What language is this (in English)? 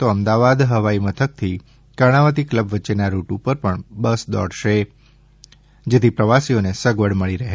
Gujarati